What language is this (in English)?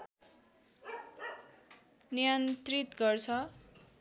Nepali